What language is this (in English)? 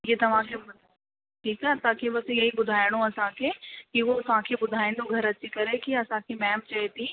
Sindhi